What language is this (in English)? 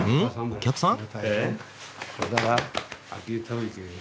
Japanese